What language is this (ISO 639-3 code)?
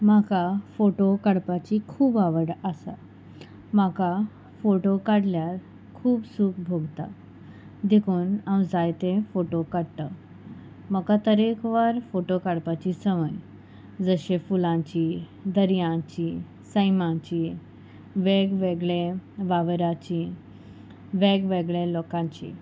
kok